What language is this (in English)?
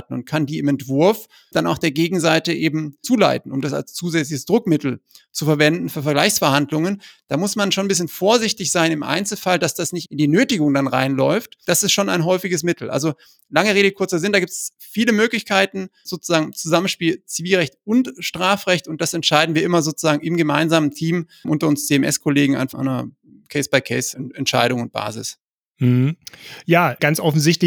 German